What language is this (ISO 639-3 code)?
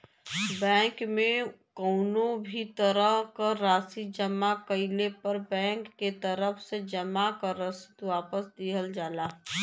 bho